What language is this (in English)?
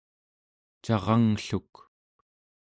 Central Yupik